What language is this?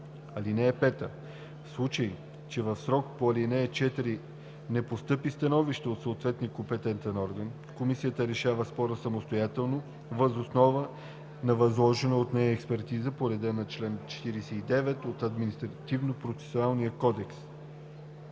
Bulgarian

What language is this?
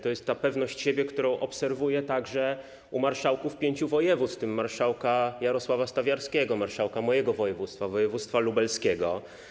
Polish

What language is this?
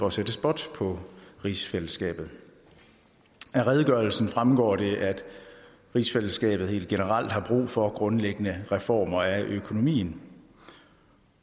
Danish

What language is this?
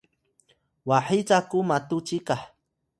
Atayal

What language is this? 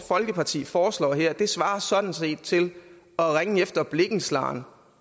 Danish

